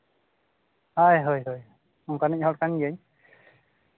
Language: Santali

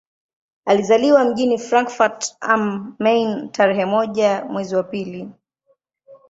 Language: Swahili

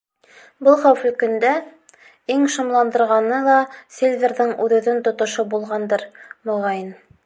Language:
Bashkir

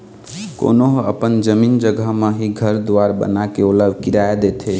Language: Chhattisgarhi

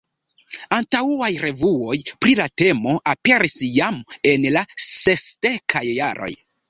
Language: Esperanto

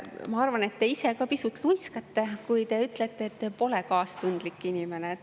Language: Estonian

